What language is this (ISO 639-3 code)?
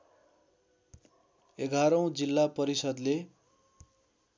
nep